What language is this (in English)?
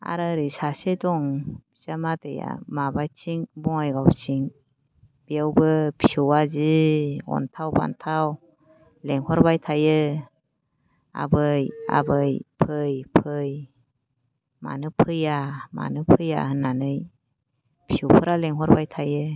Bodo